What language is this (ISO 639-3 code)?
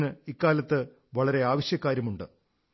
mal